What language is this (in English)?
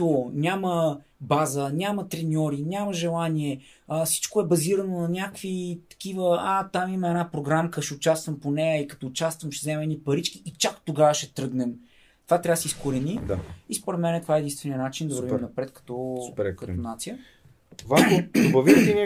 Bulgarian